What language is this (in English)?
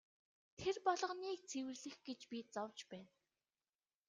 Mongolian